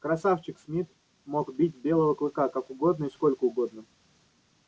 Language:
Russian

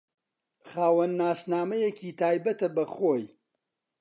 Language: Central Kurdish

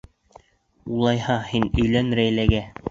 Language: Bashkir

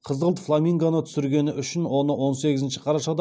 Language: Kazakh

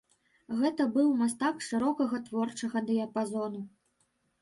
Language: Belarusian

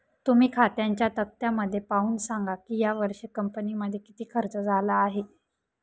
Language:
Marathi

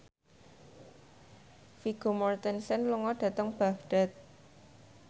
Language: Javanese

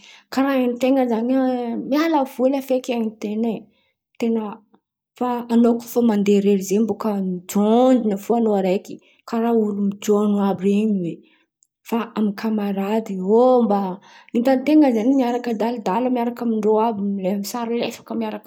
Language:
Antankarana Malagasy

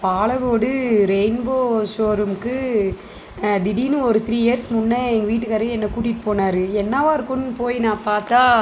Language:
Tamil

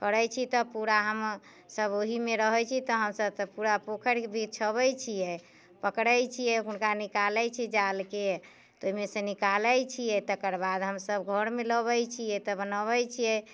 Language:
Maithili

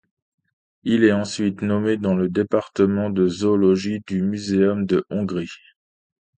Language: French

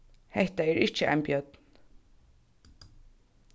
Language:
Faroese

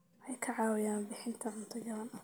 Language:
Somali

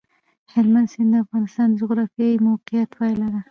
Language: Pashto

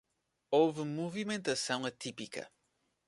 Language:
Portuguese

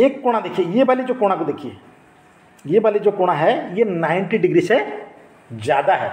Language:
Hindi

